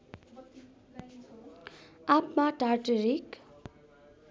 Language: Nepali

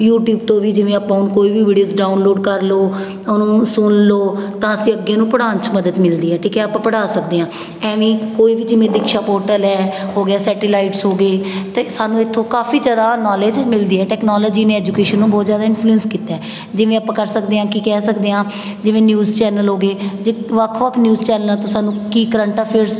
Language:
Punjabi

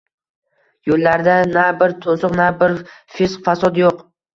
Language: Uzbek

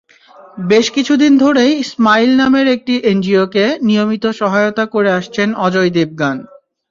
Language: Bangla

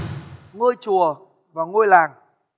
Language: Vietnamese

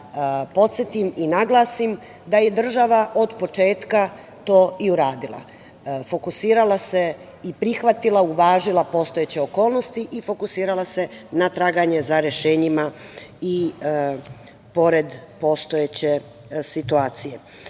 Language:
Serbian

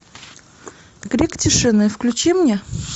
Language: Russian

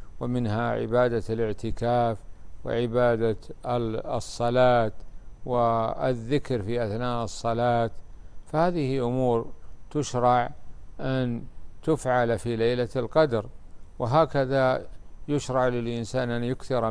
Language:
Arabic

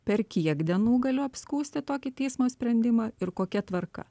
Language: Lithuanian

